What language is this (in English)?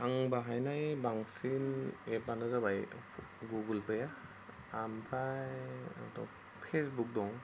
Bodo